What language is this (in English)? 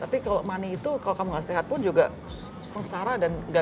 Indonesian